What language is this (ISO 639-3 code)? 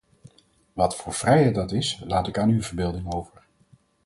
nld